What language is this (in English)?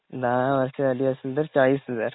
Marathi